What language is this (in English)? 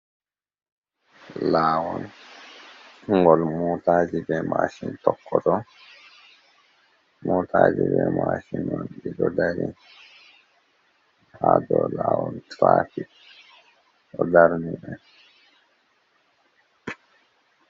Fula